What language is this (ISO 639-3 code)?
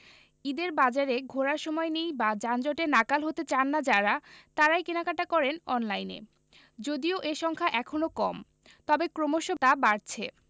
ben